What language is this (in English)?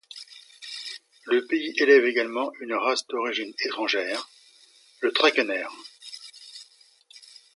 French